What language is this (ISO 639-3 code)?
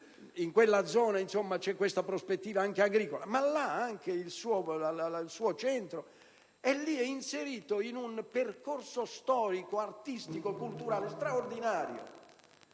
ita